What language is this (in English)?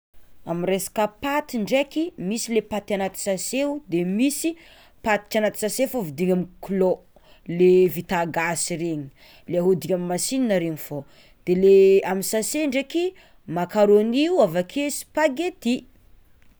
Tsimihety Malagasy